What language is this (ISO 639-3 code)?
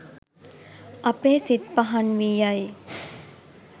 sin